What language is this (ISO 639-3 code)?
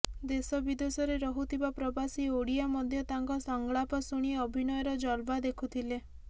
ori